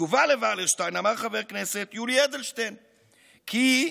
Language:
Hebrew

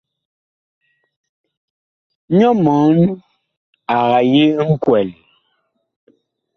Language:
Bakoko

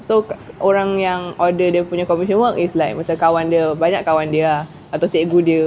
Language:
English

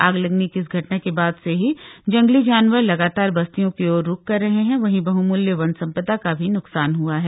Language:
Hindi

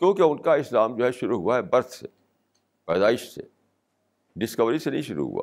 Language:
Urdu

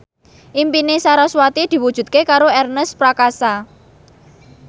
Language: Javanese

